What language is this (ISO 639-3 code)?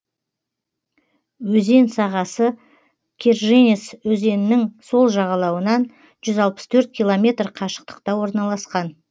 kaz